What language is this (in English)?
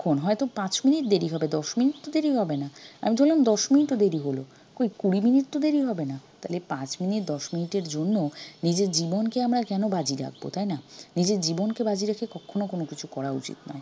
Bangla